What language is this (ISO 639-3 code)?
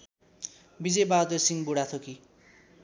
nep